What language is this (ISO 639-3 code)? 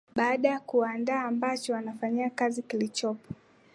swa